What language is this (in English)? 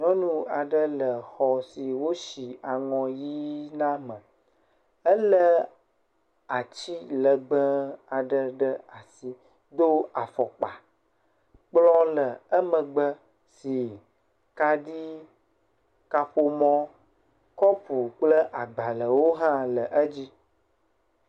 Ewe